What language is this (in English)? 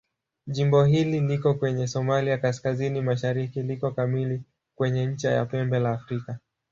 Swahili